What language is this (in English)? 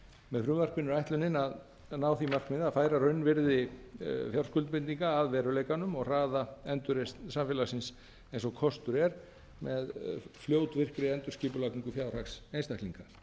Icelandic